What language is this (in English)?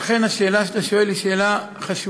Hebrew